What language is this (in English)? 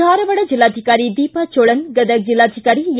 Kannada